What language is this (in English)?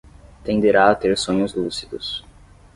Portuguese